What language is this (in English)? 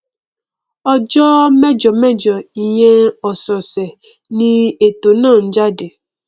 Yoruba